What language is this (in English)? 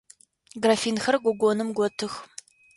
Adyghe